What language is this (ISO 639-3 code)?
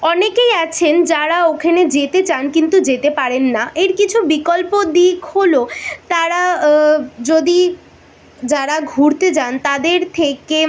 ben